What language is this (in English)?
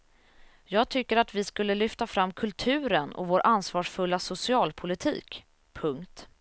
Swedish